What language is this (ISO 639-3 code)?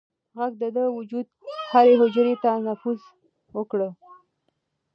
pus